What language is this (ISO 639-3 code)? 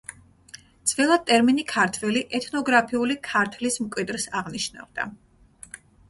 kat